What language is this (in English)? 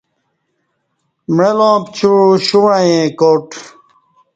Kati